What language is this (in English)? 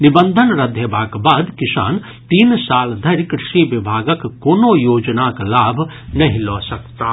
Maithili